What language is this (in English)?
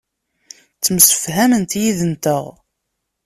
Kabyle